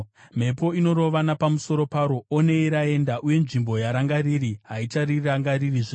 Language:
Shona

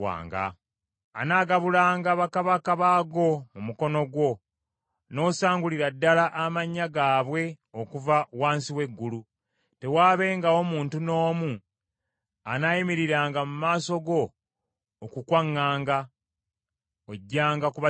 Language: Ganda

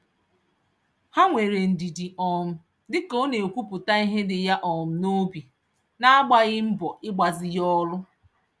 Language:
Igbo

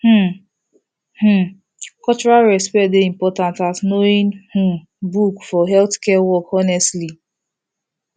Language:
Nigerian Pidgin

